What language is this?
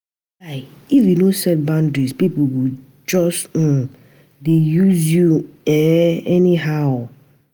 Nigerian Pidgin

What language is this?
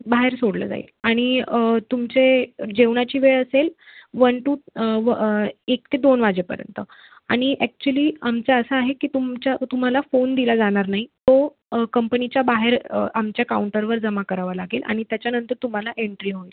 Marathi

